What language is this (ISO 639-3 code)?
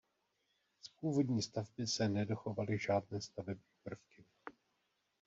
ces